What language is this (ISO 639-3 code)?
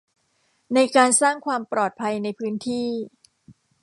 tha